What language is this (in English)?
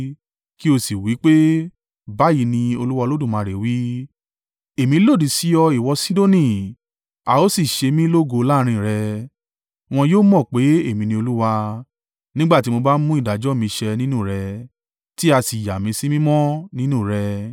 Yoruba